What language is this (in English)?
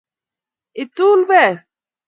Kalenjin